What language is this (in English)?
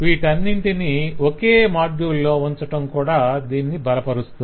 Telugu